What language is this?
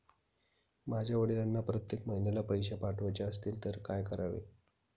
Marathi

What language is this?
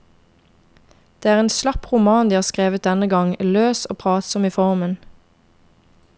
Norwegian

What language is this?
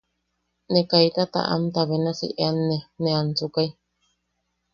Yaqui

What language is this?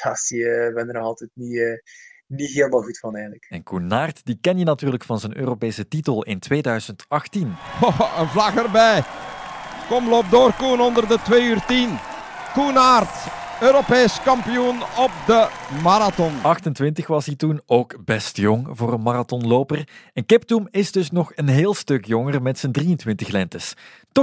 Dutch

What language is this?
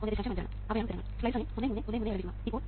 Malayalam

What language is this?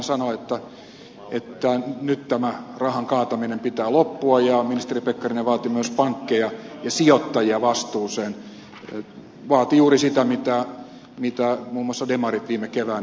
Finnish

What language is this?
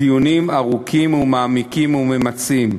Hebrew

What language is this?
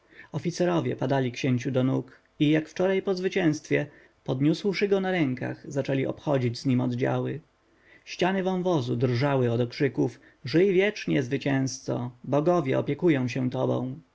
Polish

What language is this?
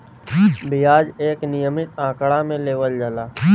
Bhojpuri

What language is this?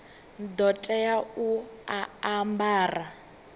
Venda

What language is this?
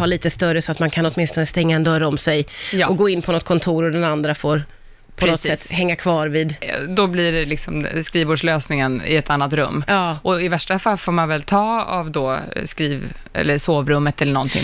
Swedish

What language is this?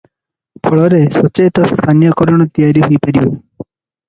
Odia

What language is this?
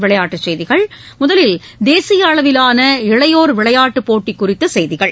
Tamil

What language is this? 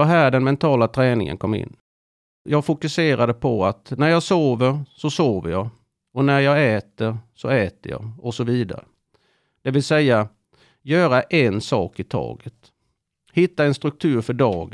Swedish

